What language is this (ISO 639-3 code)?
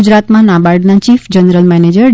guj